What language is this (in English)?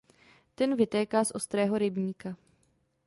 Czech